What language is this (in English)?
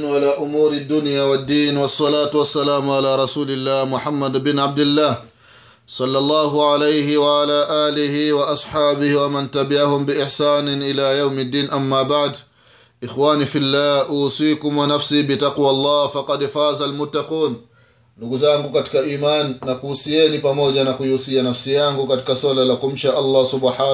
Swahili